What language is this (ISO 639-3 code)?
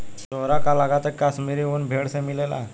bho